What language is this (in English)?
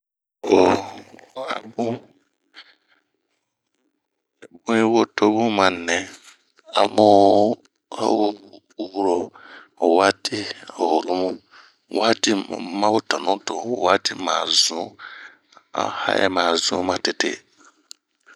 Bomu